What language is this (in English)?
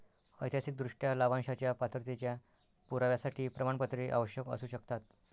Marathi